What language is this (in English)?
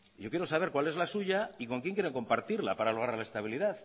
Spanish